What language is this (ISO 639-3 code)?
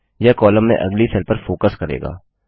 hin